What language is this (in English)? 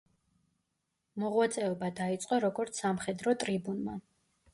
Georgian